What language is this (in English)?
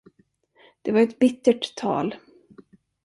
Swedish